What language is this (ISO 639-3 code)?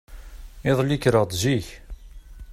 kab